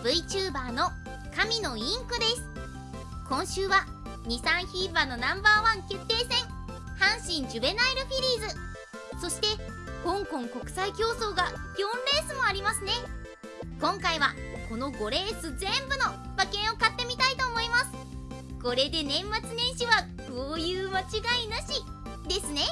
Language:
Japanese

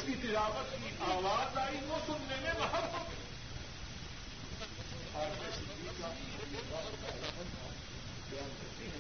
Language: Urdu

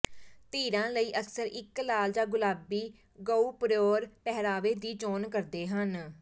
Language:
Punjabi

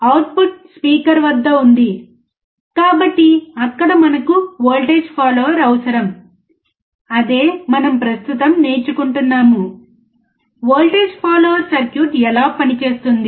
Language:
Telugu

